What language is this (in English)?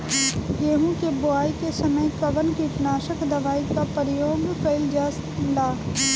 Bhojpuri